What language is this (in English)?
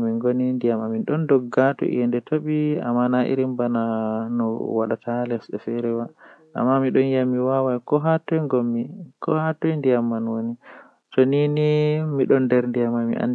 Western Niger Fulfulde